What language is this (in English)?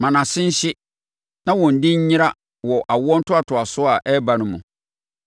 Akan